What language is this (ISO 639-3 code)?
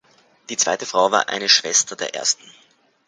deu